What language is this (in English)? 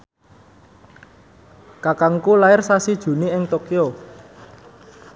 Javanese